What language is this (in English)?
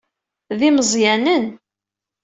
Kabyle